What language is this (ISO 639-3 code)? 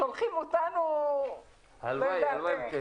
heb